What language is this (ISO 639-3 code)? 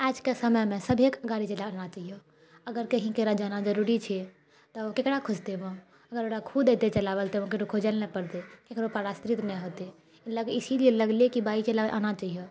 mai